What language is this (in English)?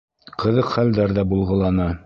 Bashkir